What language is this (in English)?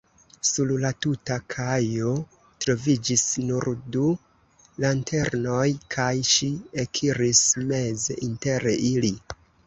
Esperanto